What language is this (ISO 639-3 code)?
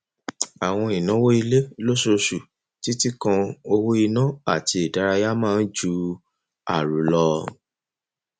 yor